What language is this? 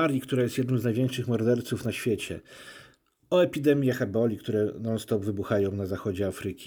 Polish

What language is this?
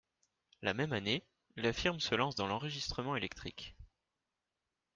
French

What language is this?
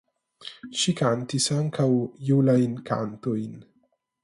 Esperanto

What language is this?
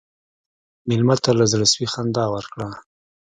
Pashto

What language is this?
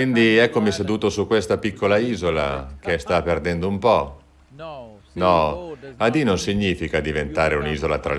Italian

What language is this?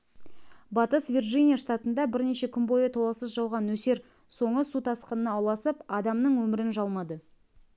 Kazakh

